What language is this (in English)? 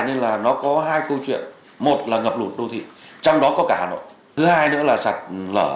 Vietnamese